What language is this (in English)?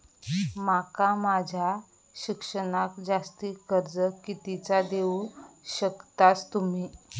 Marathi